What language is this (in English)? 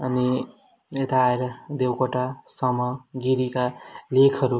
Nepali